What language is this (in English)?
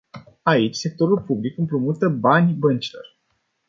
Romanian